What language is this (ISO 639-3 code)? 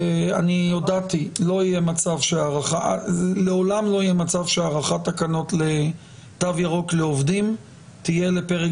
heb